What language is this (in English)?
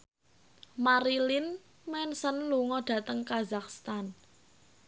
Javanese